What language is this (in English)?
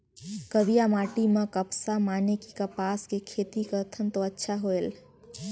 Chhattisgarhi